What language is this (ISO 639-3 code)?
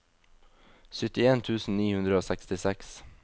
nor